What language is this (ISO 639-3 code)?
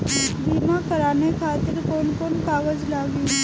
bho